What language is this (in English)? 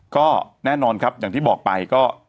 Thai